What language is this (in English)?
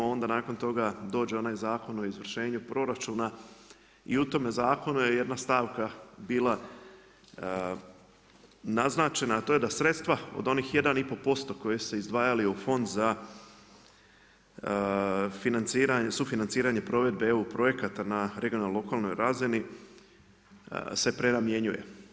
Croatian